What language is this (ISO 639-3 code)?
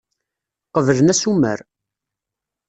kab